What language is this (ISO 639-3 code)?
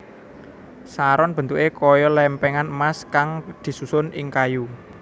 jav